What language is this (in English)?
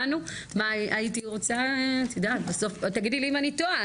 Hebrew